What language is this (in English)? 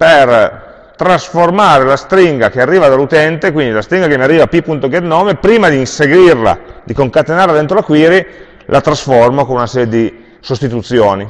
Italian